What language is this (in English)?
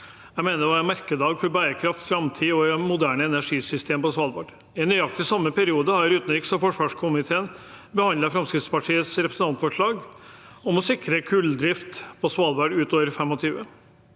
Norwegian